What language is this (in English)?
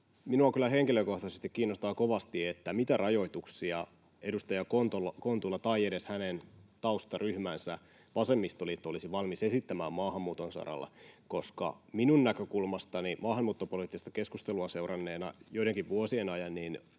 Finnish